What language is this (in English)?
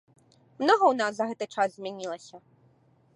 Belarusian